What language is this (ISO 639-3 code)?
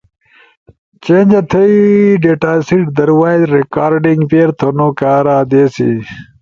ush